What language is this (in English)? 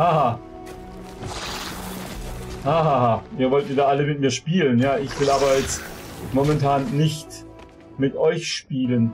German